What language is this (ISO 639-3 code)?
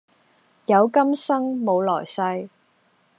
yue